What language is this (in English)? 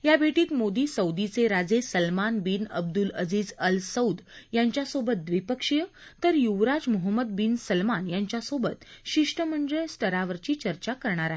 Marathi